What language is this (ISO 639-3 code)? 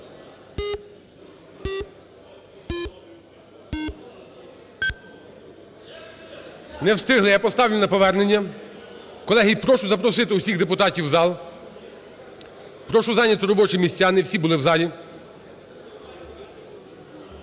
ukr